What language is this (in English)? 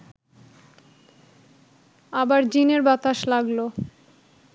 Bangla